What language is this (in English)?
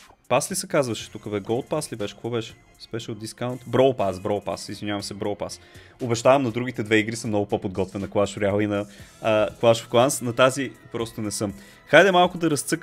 Bulgarian